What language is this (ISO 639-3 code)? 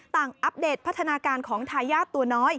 tha